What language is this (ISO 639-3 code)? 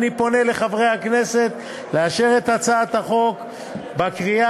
heb